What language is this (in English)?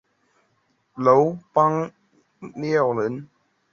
Chinese